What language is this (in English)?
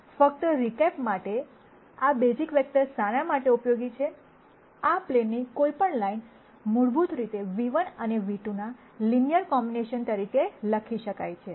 Gujarati